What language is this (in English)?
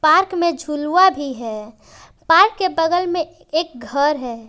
Hindi